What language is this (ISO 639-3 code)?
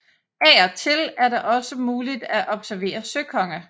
dan